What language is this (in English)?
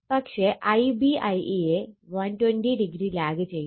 Malayalam